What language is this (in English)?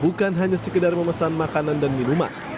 Indonesian